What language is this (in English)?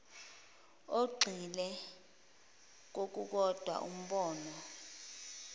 Zulu